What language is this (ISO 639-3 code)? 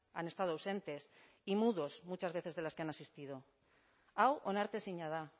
spa